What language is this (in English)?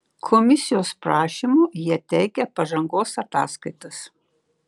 Lithuanian